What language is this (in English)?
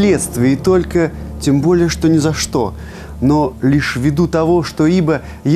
Russian